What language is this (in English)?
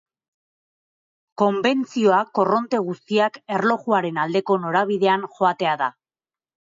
Basque